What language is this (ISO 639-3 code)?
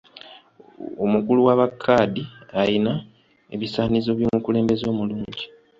lug